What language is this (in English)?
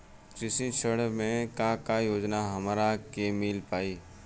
Bhojpuri